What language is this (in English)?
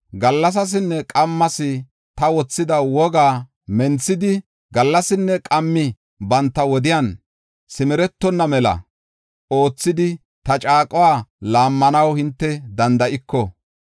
Gofa